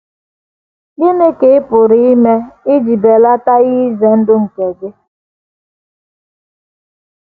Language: Igbo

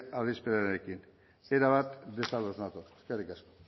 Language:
Basque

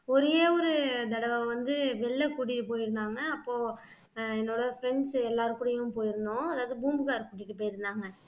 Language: Tamil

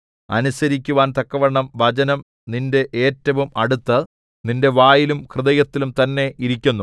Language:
Malayalam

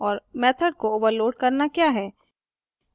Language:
Hindi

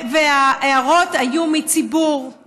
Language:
Hebrew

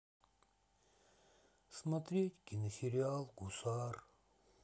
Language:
Russian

